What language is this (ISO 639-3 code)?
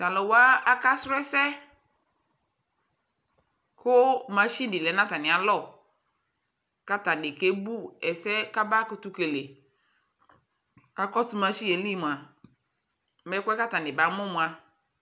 kpo